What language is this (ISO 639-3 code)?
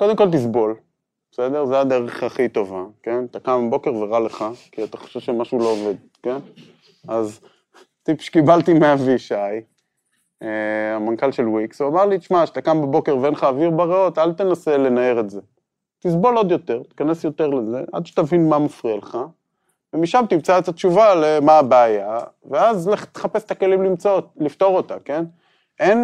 heb